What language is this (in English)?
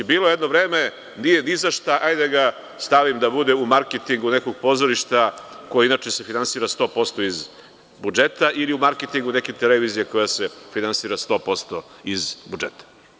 Serbian